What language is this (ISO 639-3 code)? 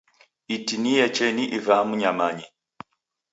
dav